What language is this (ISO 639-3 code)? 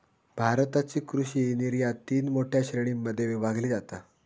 mar